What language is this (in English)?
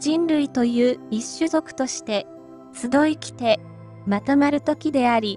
Japanese